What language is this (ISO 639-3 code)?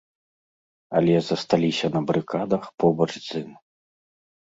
bel